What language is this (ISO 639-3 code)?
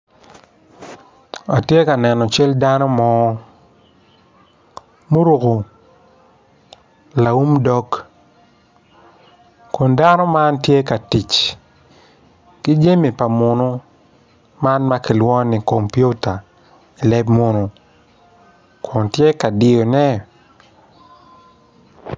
ach